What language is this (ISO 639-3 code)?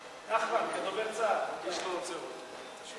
heb